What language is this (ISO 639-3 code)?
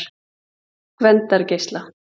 isl